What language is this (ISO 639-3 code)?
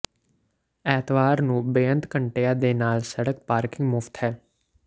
pan